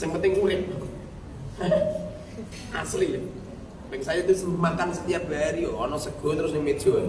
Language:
Indonesian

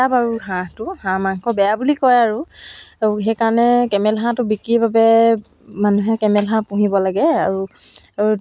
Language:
Assamese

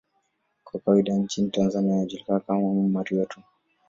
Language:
Swahili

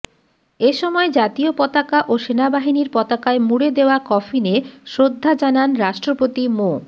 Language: Bangla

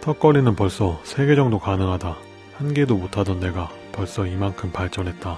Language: Korean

